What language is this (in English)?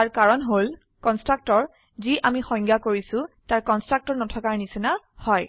Assamese